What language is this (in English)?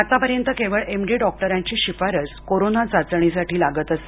Marathi